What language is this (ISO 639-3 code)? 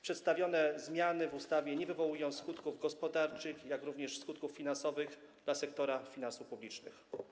pol